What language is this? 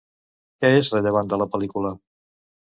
Catalan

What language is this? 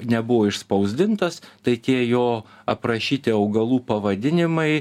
Lithuanian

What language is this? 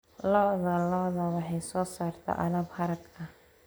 Somali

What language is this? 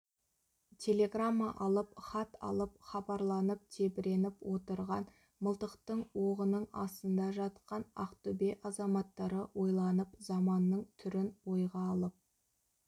Kazakh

